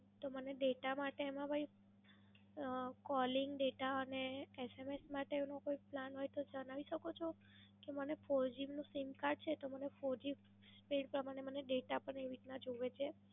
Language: Gujarati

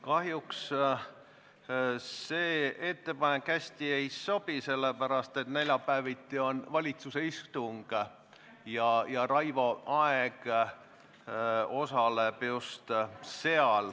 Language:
Estonian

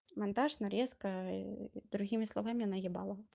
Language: Russian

